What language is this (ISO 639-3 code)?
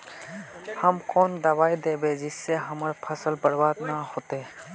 mag